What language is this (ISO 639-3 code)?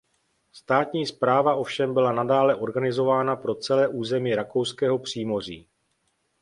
ces